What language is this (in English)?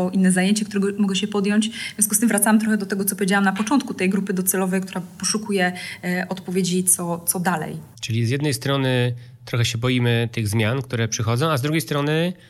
Polish